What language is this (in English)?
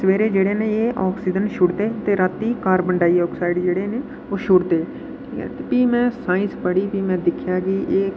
Dogri